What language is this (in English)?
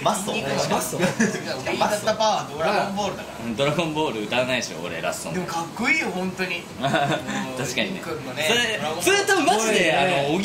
Japanese